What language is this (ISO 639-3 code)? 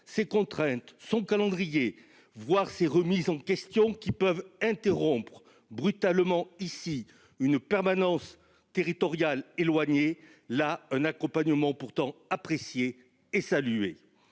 fra